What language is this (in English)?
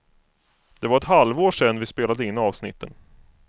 Swedish